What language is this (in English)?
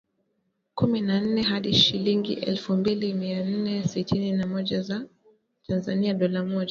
Swahili